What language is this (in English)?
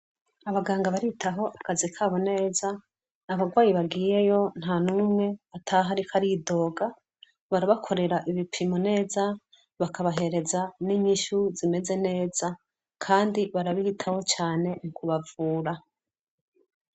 Rundi